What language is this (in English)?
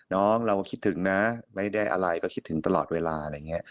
Thai